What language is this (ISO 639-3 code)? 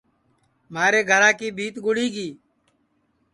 ssi